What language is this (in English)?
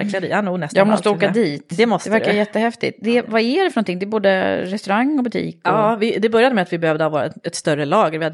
Swedish